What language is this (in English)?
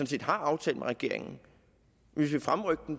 Danish